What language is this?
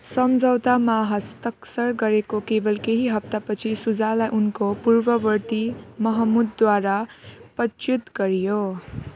Nepali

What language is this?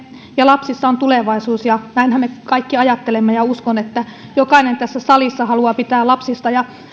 Finnish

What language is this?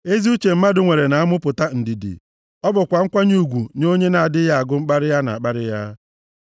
Igbo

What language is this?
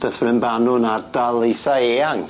Welsh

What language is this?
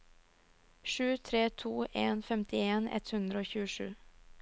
Norwegian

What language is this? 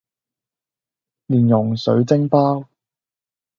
Cantonese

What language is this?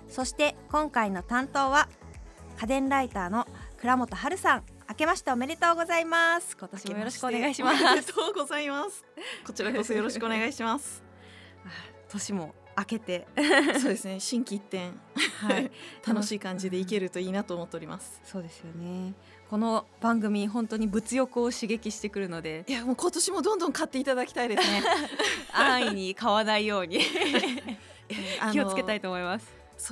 Japanese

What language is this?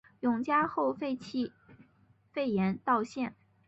Chinese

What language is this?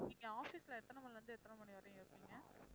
Tamil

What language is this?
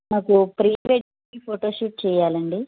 Telugu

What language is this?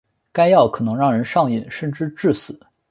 Chinese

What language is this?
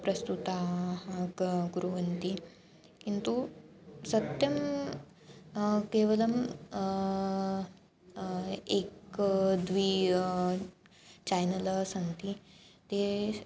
Sanskrit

